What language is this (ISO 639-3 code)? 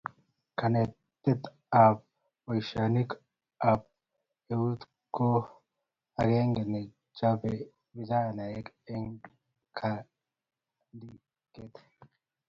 kln